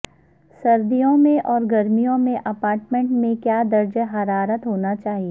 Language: Urdu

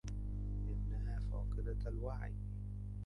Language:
Arabic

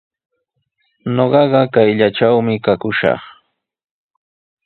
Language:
Sihuas Ancash Quechua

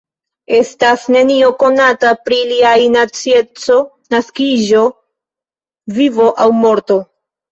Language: Esperanto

